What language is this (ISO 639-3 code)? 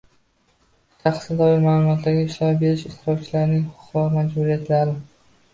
uzb